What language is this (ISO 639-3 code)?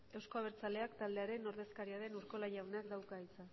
eus